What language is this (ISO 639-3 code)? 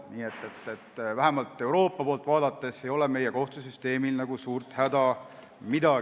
est